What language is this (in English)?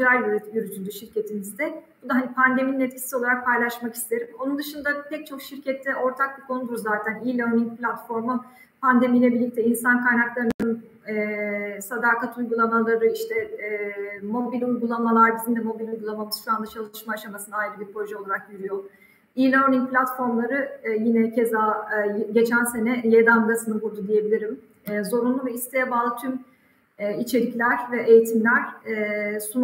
Turkish